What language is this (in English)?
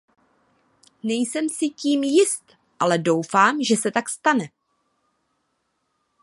Czech